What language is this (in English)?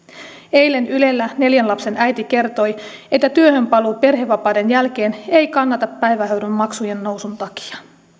Finnish